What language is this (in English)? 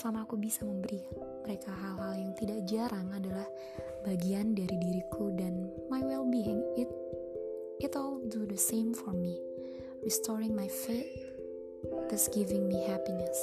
Indonesian